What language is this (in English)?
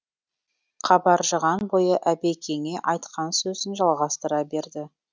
Kazakh